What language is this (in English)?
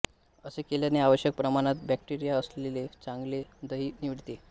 Marathi